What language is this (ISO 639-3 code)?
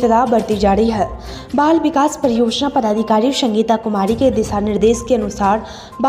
hin